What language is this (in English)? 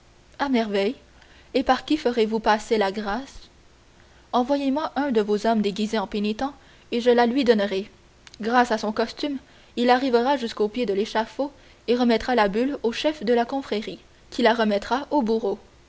French